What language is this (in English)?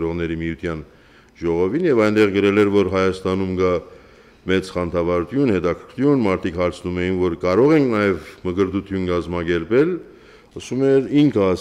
Romanian